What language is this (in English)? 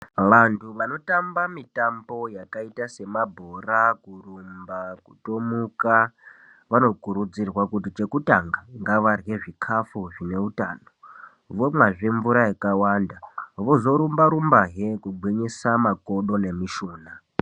Ndau